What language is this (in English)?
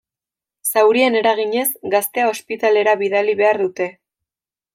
Basque